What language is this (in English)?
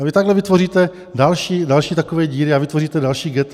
Czech